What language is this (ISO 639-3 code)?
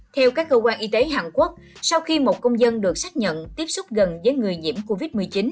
vie